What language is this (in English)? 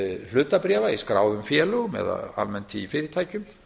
Icelandic